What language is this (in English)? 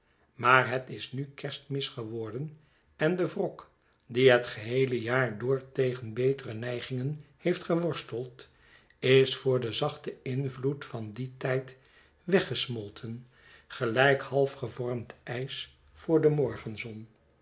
Dutch